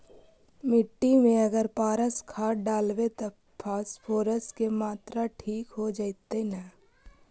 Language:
Magahi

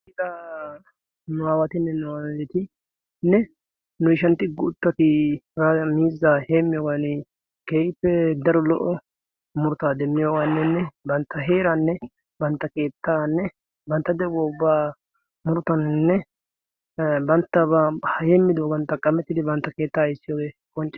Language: Wolaytta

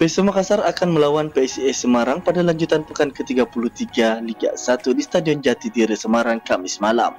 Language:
Indonesian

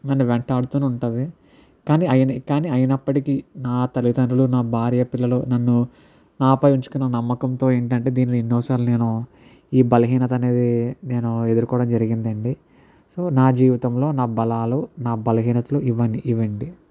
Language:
Telugu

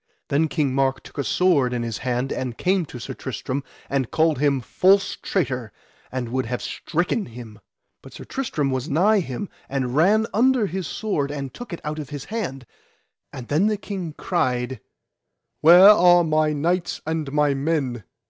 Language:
English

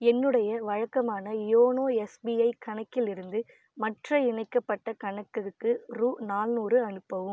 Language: Tamil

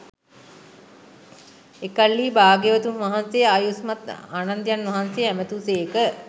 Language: Sinhala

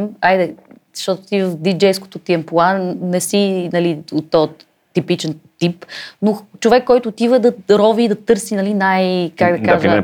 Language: Bulgarian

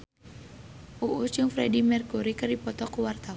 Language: Sundanese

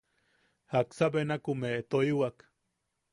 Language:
Yaqui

